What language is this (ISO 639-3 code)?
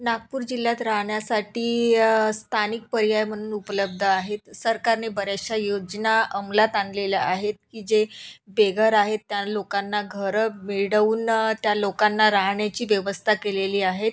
mar